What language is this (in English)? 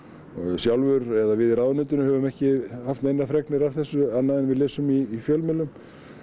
Icelandic